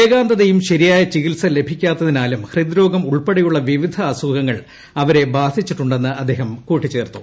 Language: Malayalam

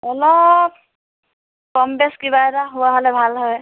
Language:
Assamese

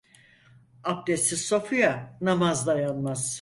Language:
Turkish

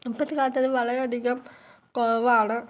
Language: Malayalam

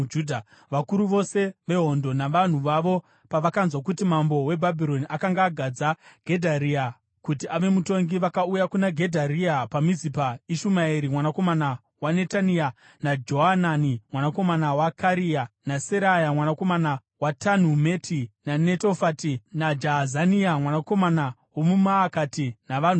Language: Shona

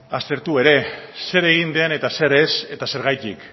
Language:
Basque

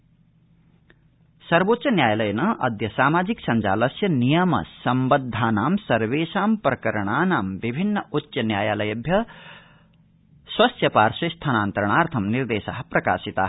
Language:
Sanskrit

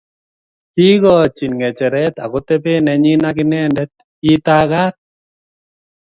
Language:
Kalenjin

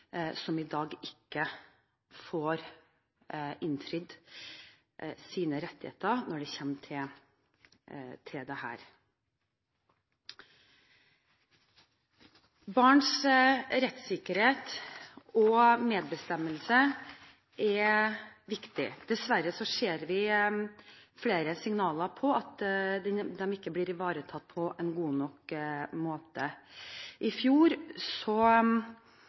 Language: Norwegian Bokmål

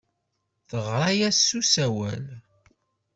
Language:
Kabyle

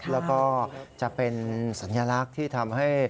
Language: Thai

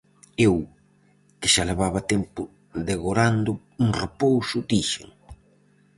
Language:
Galician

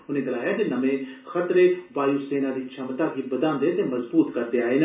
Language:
Dogri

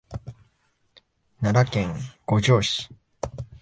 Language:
Japanese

